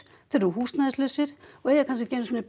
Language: Icelandic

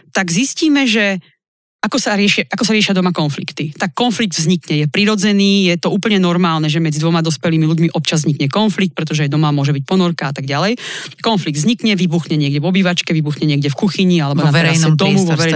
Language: Slovak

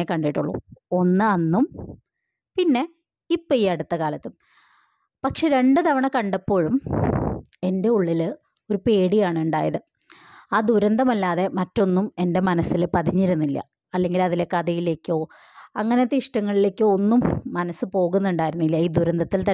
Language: Malayalam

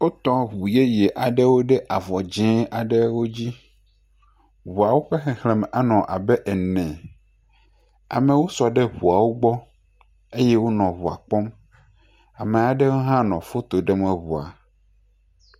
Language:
Ewe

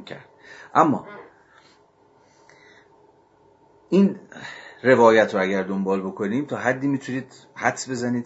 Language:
Persian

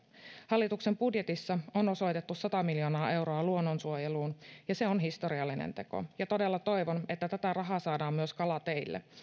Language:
Finnish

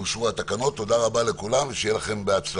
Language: Hebrew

